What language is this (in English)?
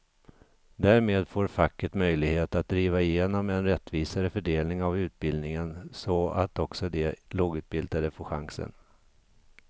Swedish